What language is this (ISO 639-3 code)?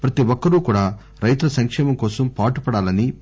tel